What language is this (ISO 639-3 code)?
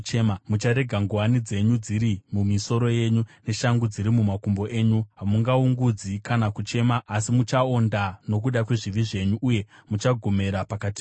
sna